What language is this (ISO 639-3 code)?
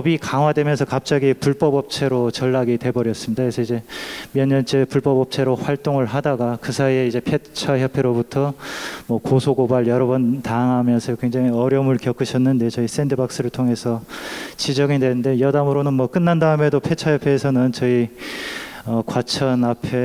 kor